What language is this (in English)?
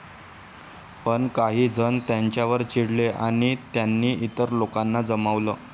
Marathi